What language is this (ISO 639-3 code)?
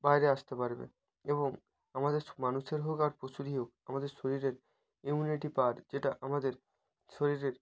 ben